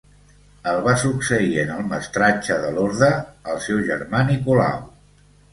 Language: Catalan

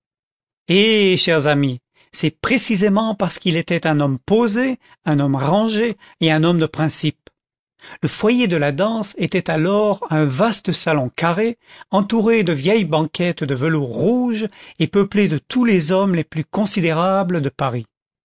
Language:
French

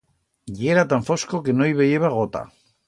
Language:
Aragonese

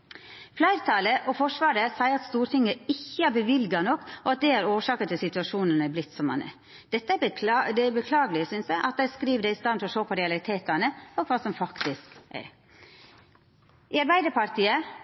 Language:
Norwegian Nynorsk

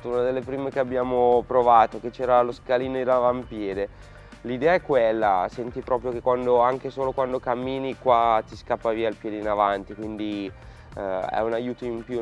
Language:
Italian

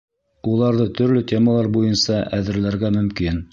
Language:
Bashkir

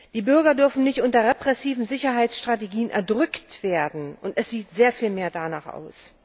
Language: German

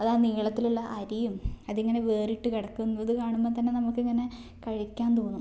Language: Malayalam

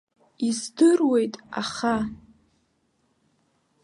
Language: Abkhazian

